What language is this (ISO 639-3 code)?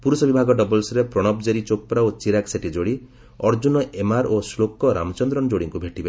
ori